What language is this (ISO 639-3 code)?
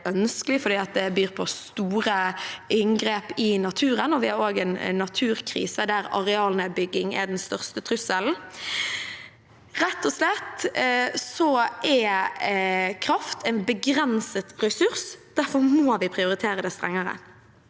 nor